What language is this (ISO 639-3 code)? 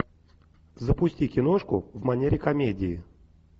rus